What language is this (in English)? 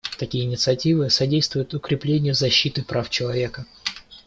Russian